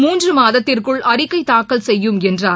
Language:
Tamil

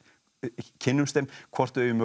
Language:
Icelandic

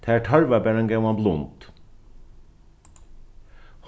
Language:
Faroese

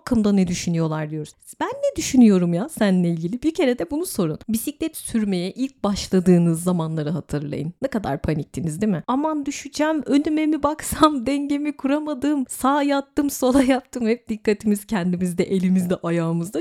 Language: Turkish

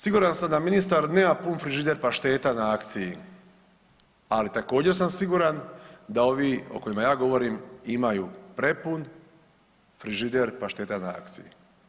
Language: Croatian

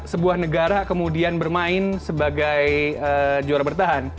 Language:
Indonesian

